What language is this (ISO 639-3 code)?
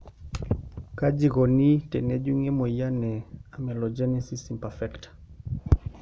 mas